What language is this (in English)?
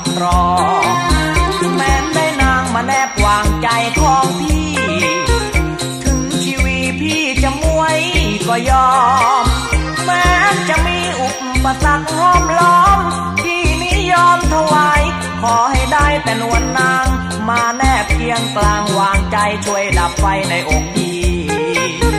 Thai